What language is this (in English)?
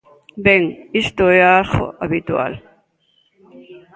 Galician